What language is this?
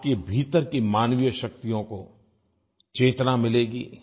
Hindi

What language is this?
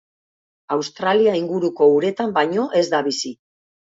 Basque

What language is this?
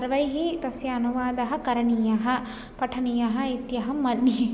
Sanskrit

